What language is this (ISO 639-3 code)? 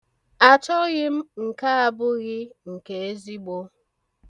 ibo